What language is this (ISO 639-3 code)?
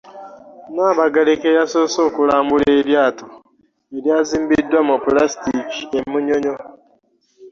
lug